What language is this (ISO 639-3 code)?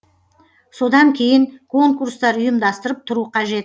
kaz